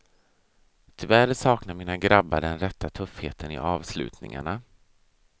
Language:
Swedish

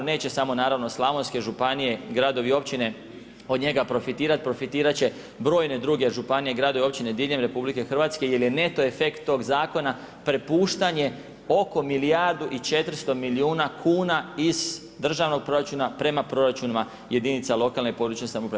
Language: Croatian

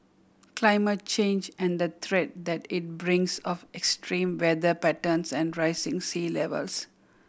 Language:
English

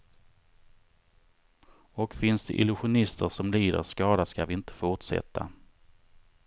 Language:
Swedish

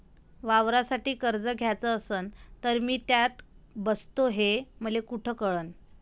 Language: Marathi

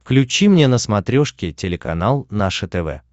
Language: Russian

